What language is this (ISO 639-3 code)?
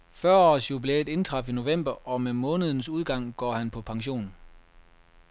dan